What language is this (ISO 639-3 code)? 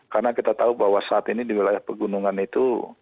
ind